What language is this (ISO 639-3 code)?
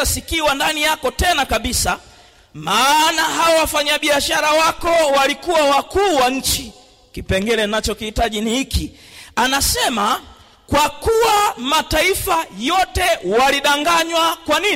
swa